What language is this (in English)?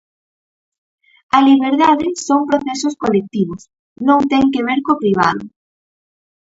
Galician